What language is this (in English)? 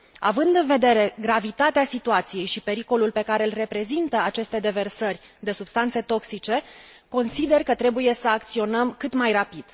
Romanian